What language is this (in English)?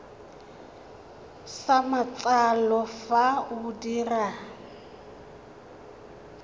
Tswana